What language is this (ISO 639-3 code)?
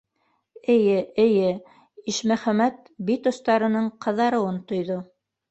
bak